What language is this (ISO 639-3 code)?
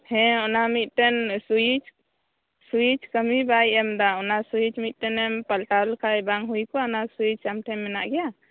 sat